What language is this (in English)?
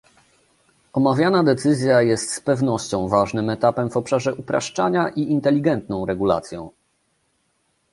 Polish